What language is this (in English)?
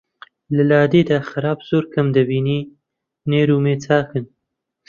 Central Kurdish